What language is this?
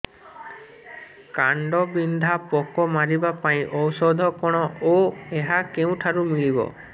Odia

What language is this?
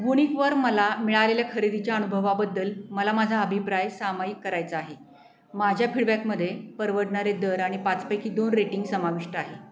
Marathi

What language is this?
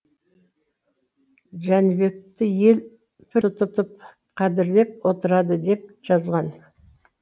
Kazakh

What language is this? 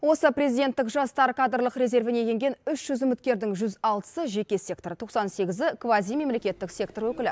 Kazakh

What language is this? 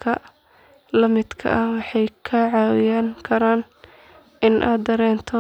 Somali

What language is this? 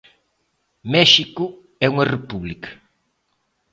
Galician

